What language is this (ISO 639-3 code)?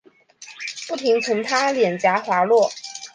zho